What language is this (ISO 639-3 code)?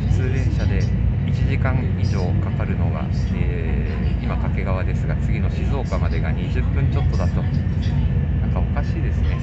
jpn